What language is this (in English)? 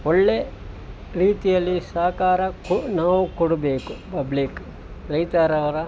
Kannada